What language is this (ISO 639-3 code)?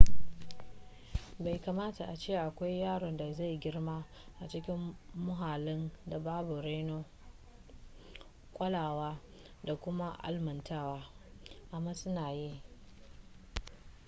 hau